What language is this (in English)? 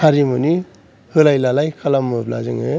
Bodo